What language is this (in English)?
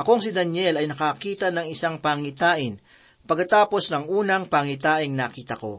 Filipino